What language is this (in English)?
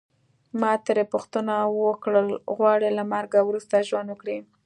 Pashto